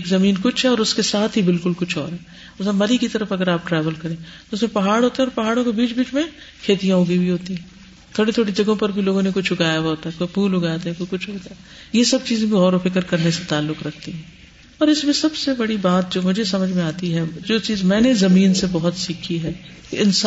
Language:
Urdu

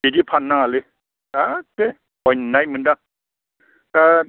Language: Bodo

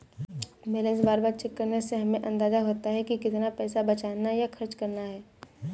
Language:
Hindi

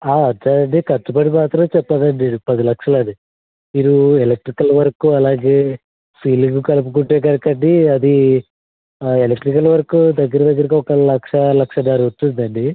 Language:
Telugu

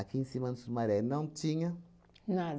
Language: Portuguese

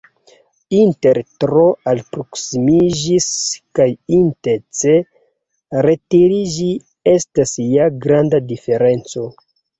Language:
Esperanto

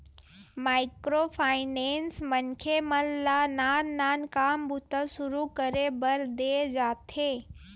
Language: Chhattisgarhi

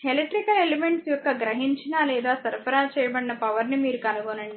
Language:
Telugu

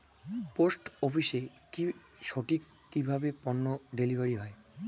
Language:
Bangla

